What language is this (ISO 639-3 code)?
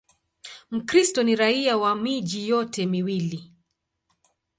swa